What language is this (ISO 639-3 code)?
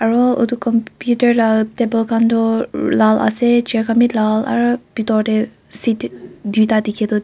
nag